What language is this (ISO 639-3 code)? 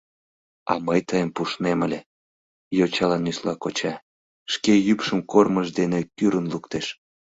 chm